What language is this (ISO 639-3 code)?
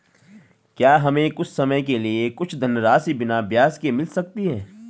hin